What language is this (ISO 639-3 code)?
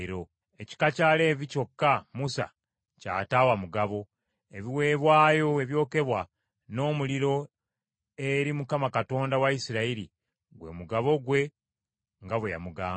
lug